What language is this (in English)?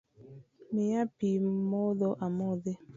Luo (Kenya and Tanzania)